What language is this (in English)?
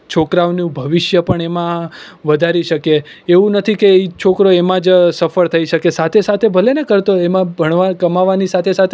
Gujarati